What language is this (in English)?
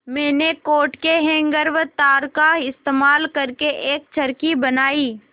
Hindi